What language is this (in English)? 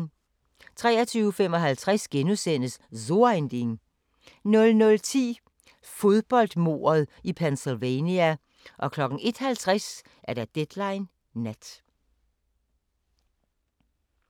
Danish